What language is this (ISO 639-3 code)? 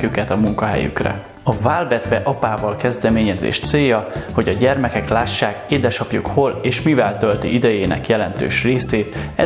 hun